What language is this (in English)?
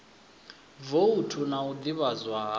Venda